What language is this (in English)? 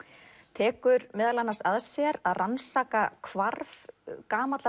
Icelandic